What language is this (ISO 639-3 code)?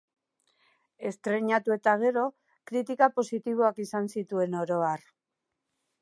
eus